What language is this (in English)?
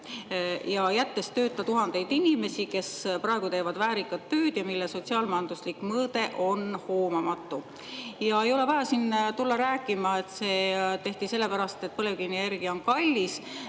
Estonian